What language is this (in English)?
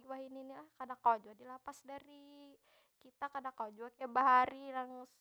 Banjar